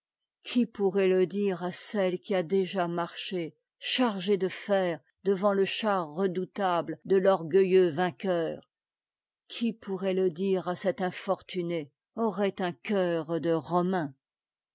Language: French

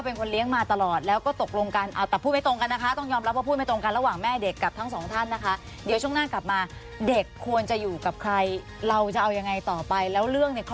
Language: Thai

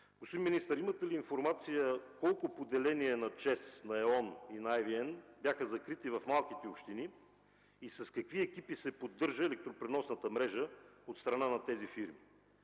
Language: Bulgarian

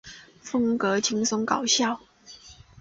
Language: Chinese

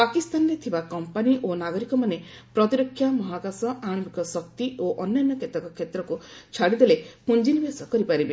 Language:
Odia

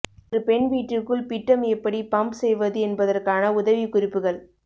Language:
Tamil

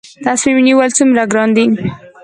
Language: Pashto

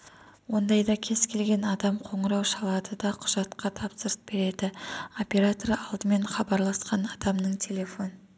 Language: Kazakh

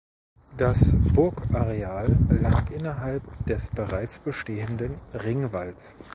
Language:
German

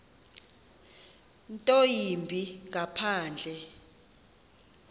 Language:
Xhosa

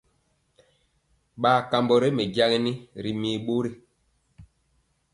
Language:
Mpiemo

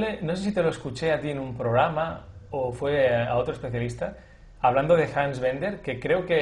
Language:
Spanish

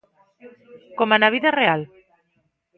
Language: Galician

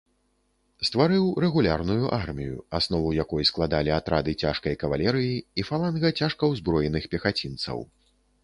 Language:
Belarusian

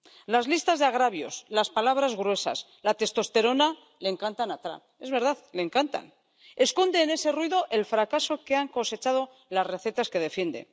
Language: Spanish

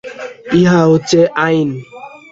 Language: Bangla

